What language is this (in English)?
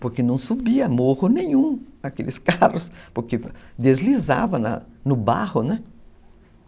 Portuguese